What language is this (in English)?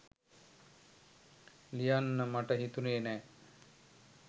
Sinhala